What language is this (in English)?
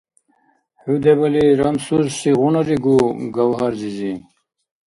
Dargwa